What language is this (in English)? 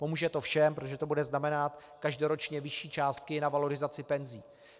Czech